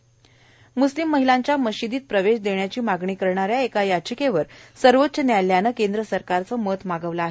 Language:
Marathi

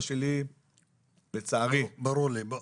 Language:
Hebrew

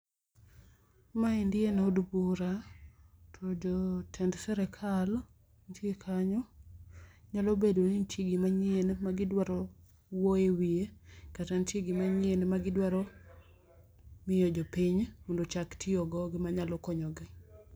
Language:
Luo (Kenya and Tanzania)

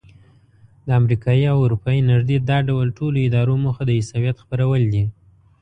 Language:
Pashto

